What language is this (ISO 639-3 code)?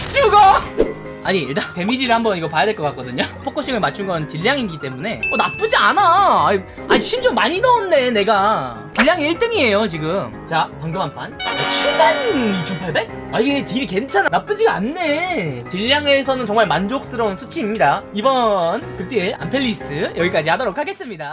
kor